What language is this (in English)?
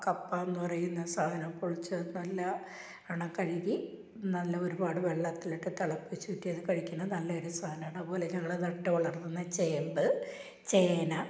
Malayalam